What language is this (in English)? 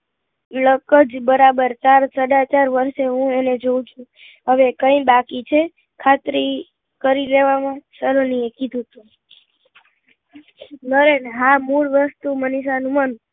Gujarati